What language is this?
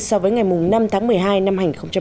Vietnamese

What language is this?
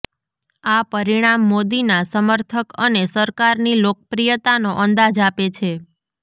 Gujarati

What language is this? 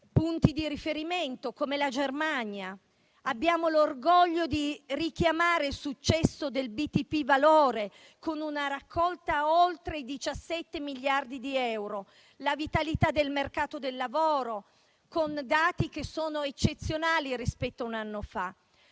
Italian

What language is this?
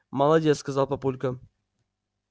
Russian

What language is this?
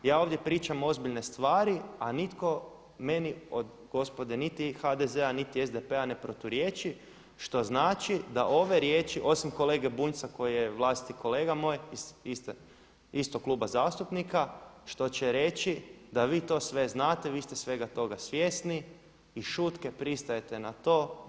Croatian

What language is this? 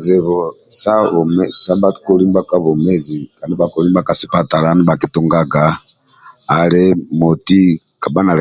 Amba (Uganda)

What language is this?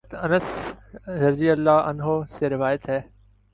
Urdu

